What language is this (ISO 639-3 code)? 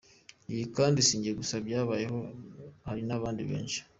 kin